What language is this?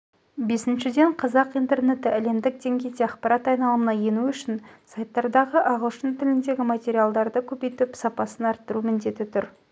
Kazakh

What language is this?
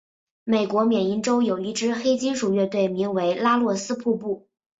Chinese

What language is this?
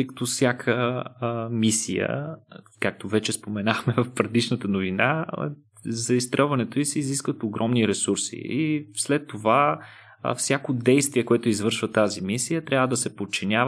Bulgarian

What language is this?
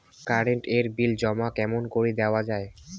Bangla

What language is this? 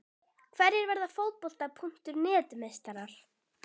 Icelandic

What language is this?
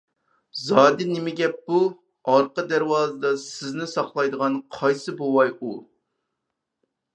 Uyghur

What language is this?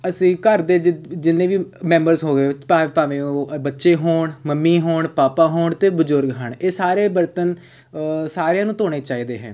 Punjabi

